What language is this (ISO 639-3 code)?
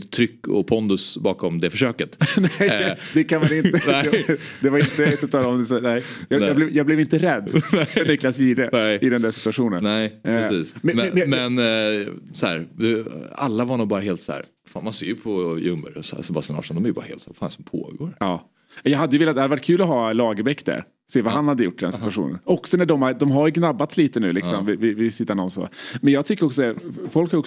swe